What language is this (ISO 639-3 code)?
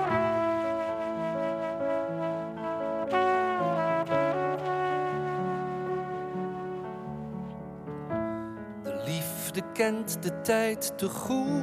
nld